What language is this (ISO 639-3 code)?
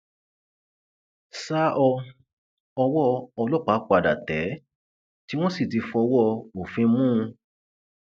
yor